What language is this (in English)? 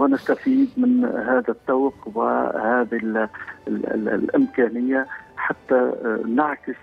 Arabic